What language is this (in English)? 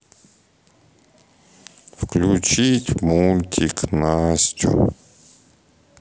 Russian